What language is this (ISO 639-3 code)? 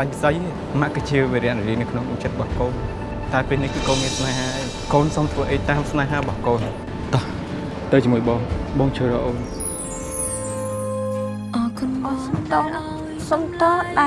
vie